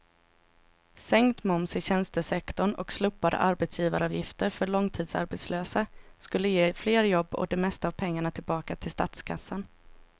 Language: Swedish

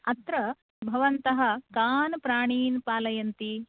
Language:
Sanskrit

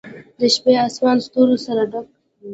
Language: Pashto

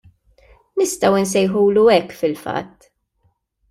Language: Maltese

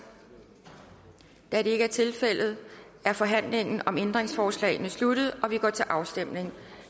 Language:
Danish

